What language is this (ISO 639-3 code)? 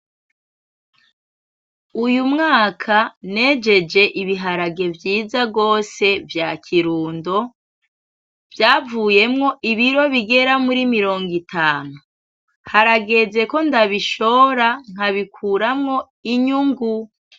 run